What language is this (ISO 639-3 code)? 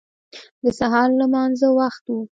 pus